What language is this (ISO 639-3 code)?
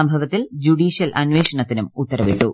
mal